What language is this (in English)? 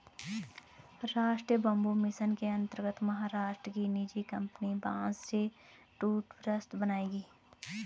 Hindi